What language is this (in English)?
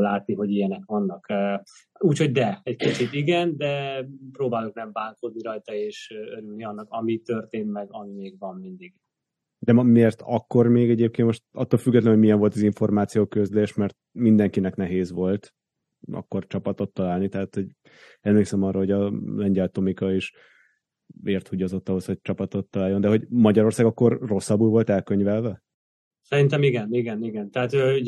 Hungarian